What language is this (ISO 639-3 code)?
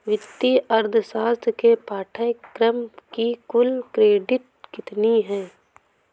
hin